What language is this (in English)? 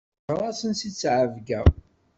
Kabyle